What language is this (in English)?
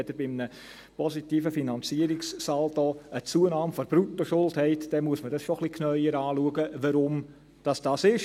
Swiss German